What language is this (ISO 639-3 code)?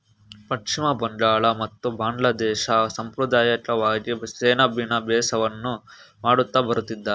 kan